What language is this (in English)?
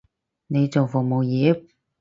Cantonese